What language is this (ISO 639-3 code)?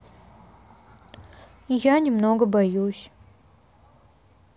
rus